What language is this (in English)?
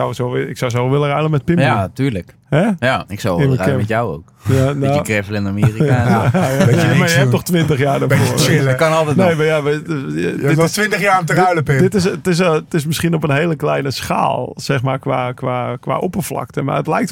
Dutch